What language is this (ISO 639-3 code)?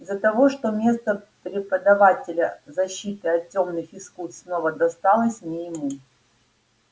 rus